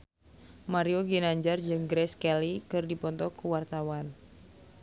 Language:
Sundanese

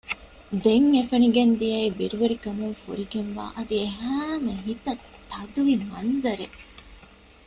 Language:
Divehi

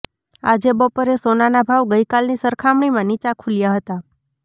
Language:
Gujarati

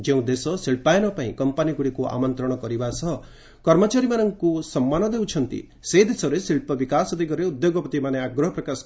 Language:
Odia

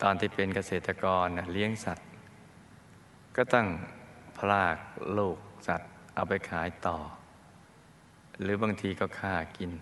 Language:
Thai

